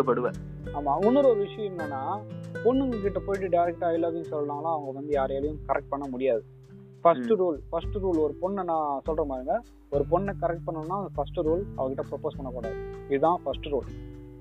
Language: Tamil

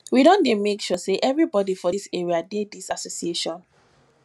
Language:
Nigerian Pidgin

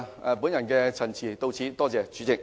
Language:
Cantonese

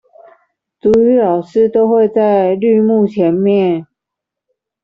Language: Chinese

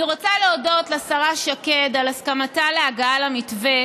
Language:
Hebrew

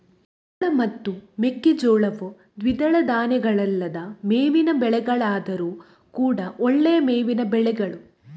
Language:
Kannada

